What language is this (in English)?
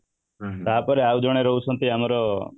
Odia